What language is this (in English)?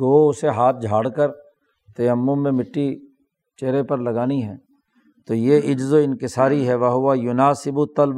Urdu